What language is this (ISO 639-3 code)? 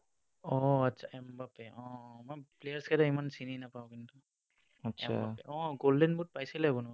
asm